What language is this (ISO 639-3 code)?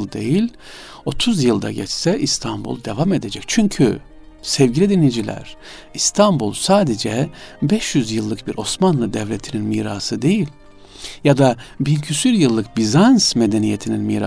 tur